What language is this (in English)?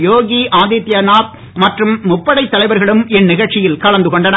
Tamil